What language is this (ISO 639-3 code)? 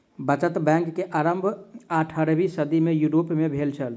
mai